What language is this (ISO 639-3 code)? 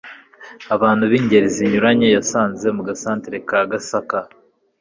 kin